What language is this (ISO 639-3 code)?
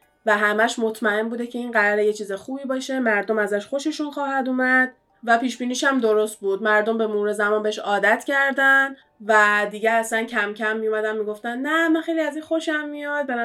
fas